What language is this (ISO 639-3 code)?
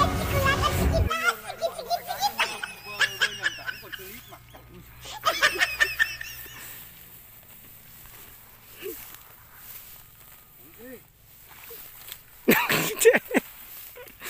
vie